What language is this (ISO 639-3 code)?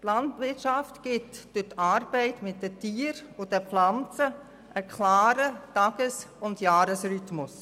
gsw